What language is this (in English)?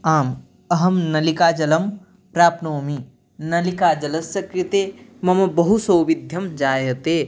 Sanskrit